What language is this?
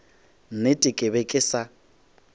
Northern Sotho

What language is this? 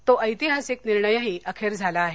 Marathi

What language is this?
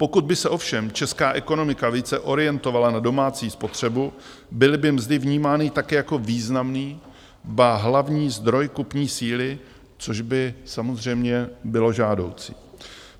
Czech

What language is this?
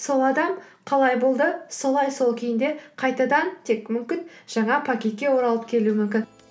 Kazakh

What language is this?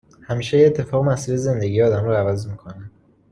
Persian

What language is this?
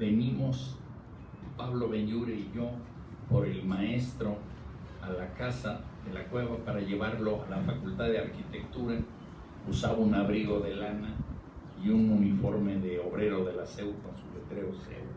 Spanish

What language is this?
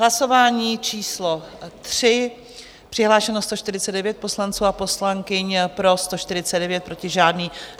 Czech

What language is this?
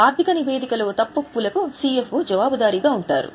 Telugu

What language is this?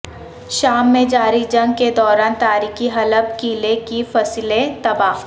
Urdu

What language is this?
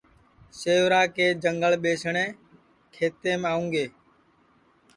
Sansi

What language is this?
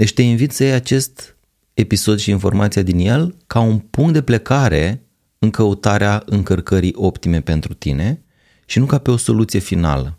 Romanian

